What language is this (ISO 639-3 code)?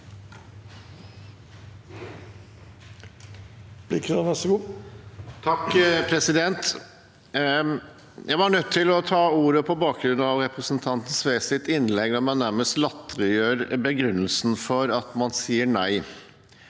nor